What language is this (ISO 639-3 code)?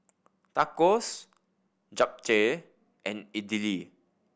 eng